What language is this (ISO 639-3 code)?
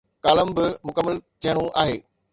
snd